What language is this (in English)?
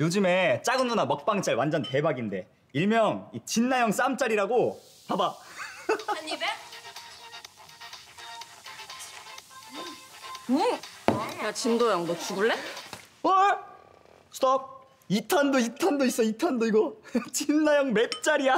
Korean